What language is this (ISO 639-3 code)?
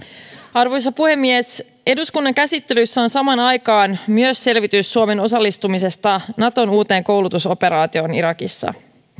fin